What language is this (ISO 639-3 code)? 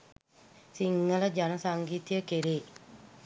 sin